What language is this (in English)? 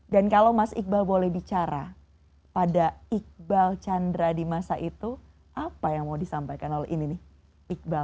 Indonesian